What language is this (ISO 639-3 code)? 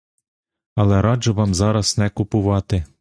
ukr